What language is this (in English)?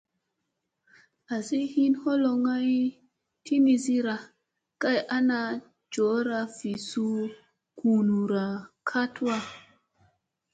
Musey